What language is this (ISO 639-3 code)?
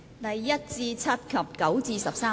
yue